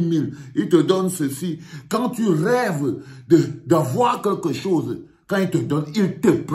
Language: French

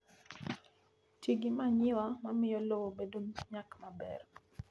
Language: Luo (Kenya and Tanzania)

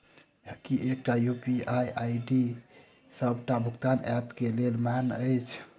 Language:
Maithili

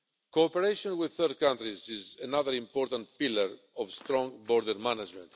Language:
English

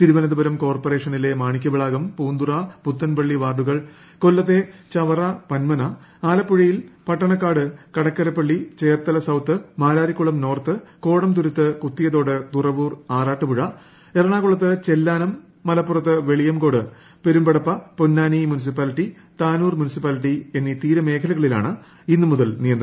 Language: Malayalam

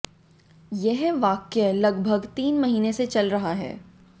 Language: Hindi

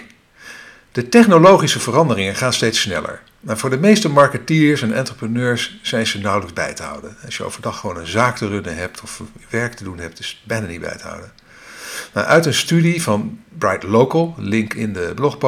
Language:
Dutch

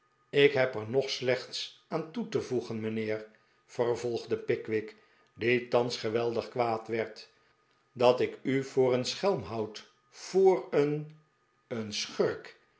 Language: Dutch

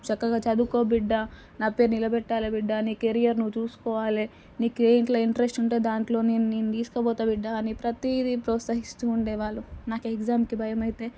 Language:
Telugu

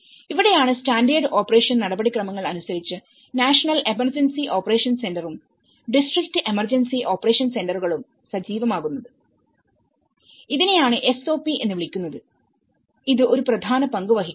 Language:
Malayalam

